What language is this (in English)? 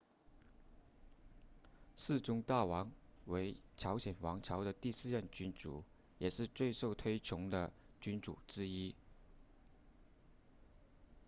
Chinese